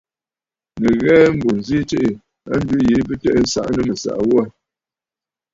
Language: Bafut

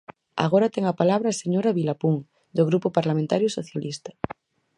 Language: Galician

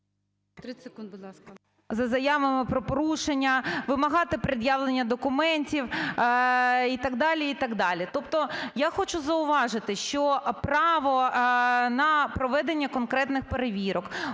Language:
Ukrainian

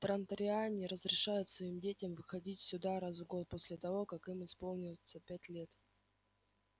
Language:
Russian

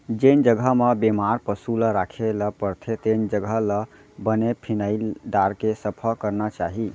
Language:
Chhattisgarhi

